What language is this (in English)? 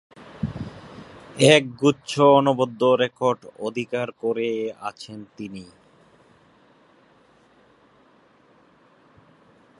Bangla